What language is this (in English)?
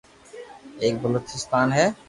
Loarki